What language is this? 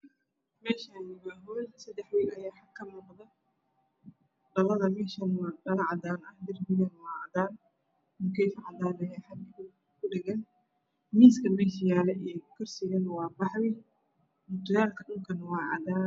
Somali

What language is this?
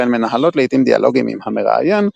Hebrew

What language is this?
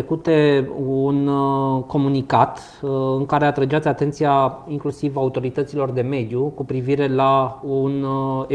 Romanian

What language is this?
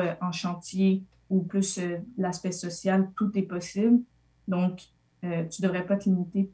French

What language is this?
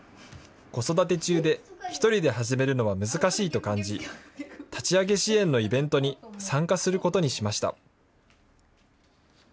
Japanese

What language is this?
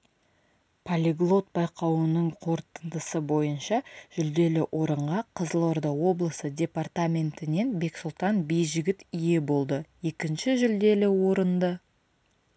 Kazakh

